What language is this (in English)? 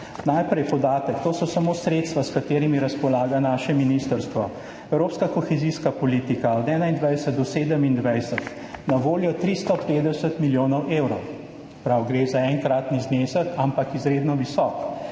Slovenian